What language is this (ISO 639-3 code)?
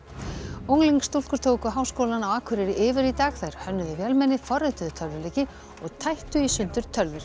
isl